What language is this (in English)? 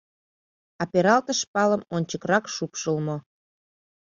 Mari